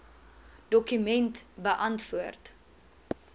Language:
Afrikaans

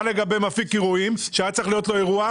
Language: Hebrew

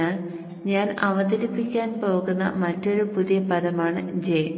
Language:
Malayalam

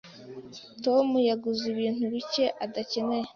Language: Kinyarwanda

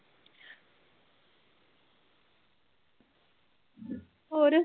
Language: Punjabi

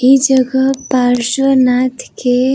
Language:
Bhojpuri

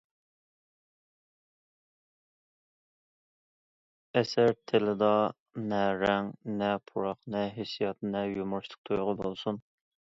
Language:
Uyghur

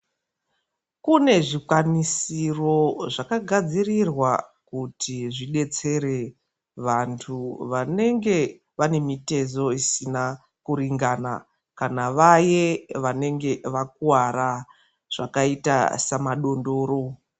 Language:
Ndau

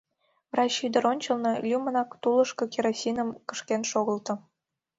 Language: Mari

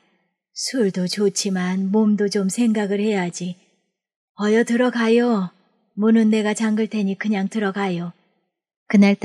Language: Korean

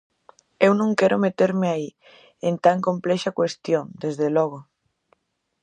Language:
Galician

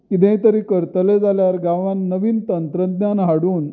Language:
Konkani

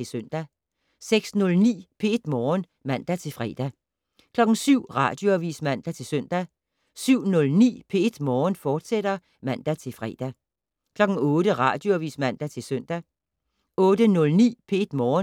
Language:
Danish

